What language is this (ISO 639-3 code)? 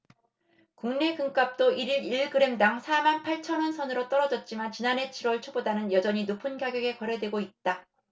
kor